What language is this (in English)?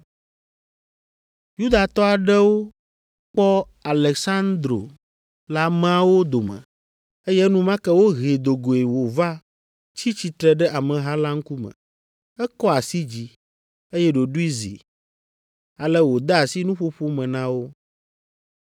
Ewe